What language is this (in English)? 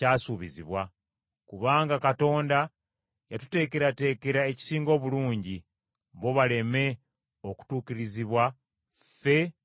Ganda